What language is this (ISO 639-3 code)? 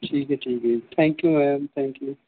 pan